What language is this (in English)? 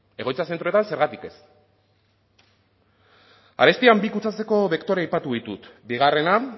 Basque